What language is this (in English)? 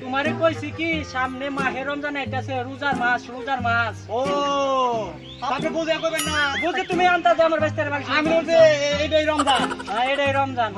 Bangla